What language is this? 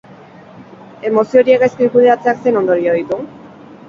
Basque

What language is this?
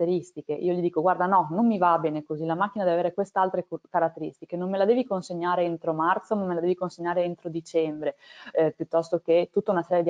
Italian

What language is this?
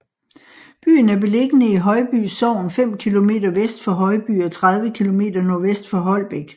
Danish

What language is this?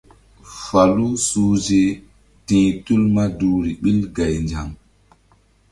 Mbum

